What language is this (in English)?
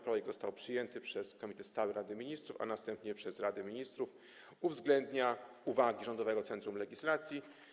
Polish